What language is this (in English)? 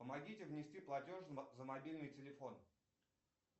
Russian